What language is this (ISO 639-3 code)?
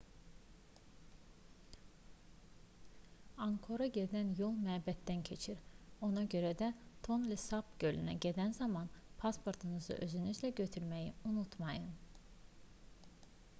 aze